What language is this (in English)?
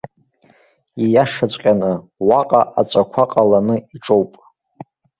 Abkhazian